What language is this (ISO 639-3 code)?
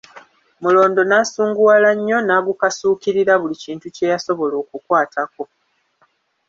lug